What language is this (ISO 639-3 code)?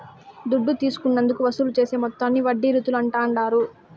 tel